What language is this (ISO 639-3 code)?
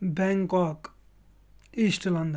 kas